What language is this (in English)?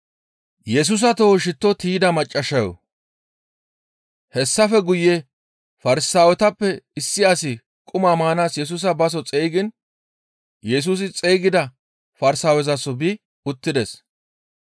Gamo